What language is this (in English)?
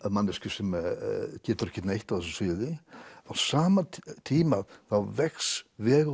Icelandic